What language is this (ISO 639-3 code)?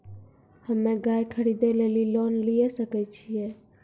mai